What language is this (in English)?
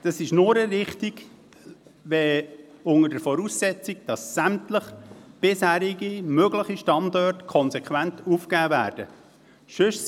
Swiss German